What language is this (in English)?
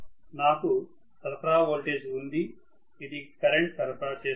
Telugu